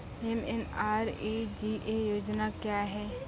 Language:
Maithili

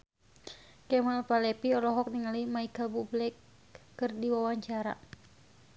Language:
Sundanese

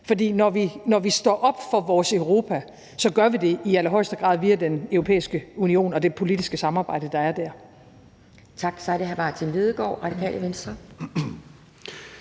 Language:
Danish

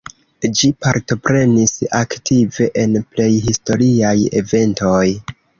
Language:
Esperanto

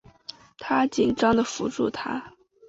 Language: Chinese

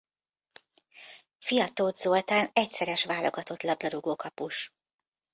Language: Hungarian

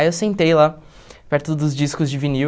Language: Portuguese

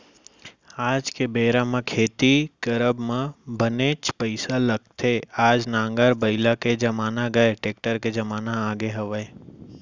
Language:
Chhattisgarhi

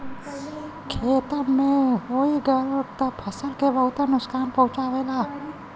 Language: Bhojpuri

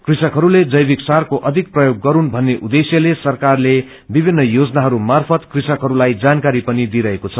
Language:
Nepali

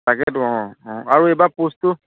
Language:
Assamese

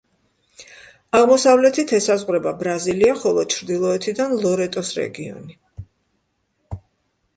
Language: Georgian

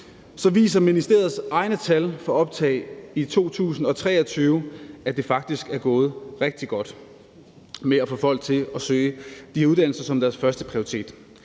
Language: Danish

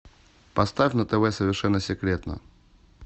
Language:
Russian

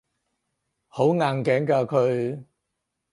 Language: Cantonese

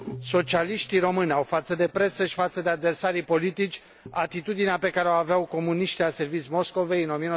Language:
Romanian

